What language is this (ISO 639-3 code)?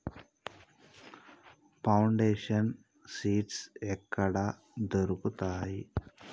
tel